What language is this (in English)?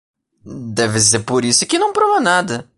Portuguese